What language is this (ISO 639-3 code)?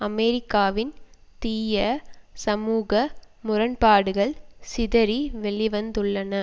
tam